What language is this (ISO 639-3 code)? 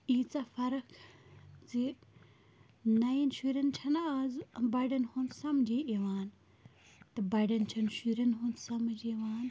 kas